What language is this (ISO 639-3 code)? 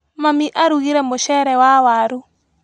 kik